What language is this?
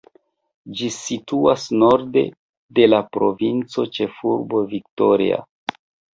Esperanto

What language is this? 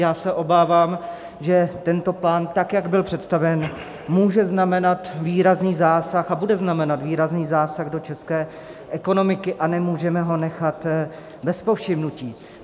Czech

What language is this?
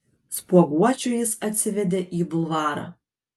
Lithuanian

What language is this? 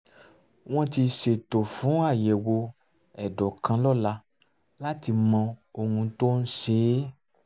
Yoruba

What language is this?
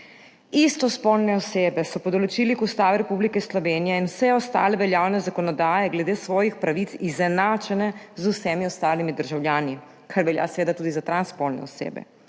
Slovenian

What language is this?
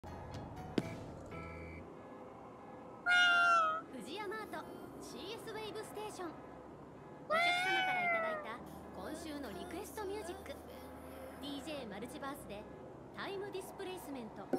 Japanese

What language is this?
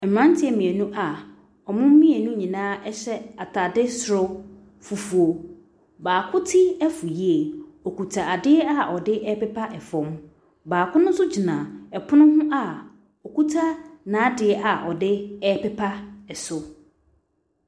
Akan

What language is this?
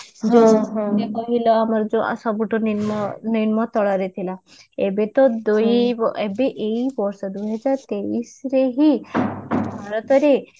Odia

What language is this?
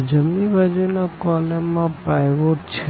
Gujarati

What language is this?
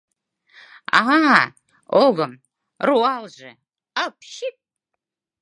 Mari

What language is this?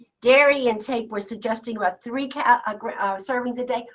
English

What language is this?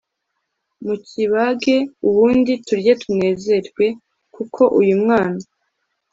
Kinyarwanda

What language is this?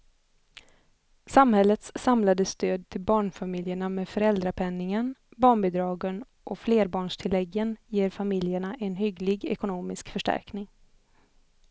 Swedish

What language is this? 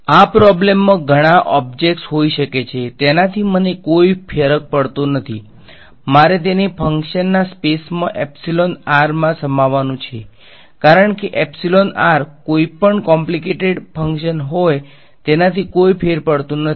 Gujarati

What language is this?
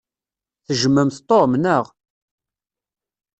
Kabyle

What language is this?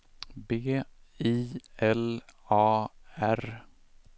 Swedish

